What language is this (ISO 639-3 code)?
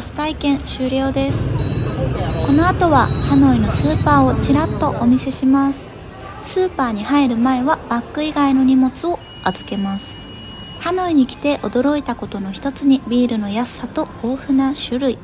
jpn